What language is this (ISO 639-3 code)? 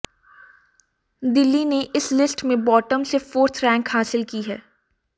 hin